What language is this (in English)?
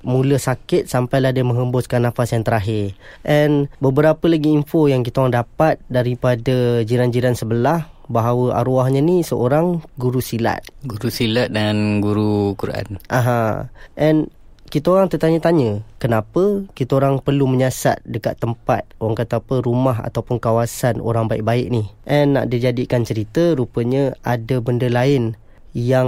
Malay